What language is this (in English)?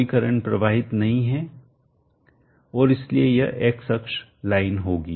Hindi